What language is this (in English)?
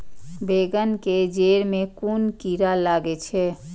Maithili